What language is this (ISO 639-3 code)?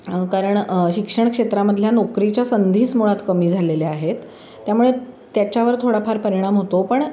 mar